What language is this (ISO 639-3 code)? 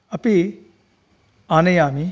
san